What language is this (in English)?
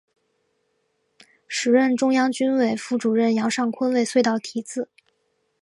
Chinese